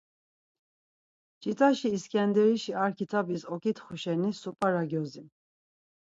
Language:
Laz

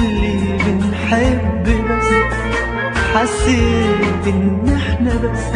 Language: Arabic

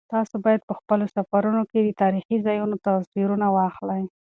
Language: Pashto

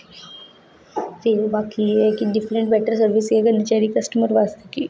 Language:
Dogri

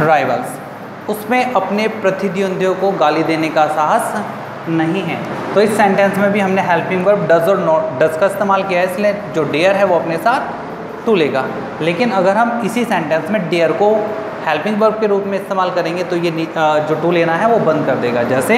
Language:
Hindi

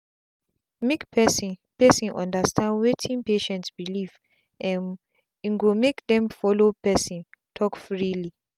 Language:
Nigerian Pidgin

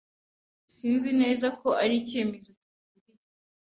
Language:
Kinyarwanda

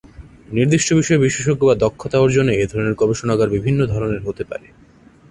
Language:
Bangla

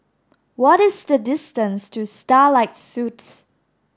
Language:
English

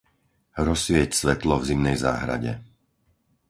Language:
Slovak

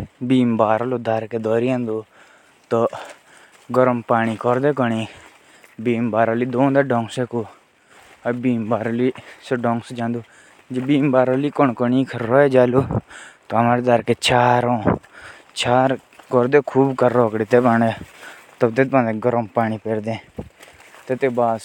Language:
Jaunsari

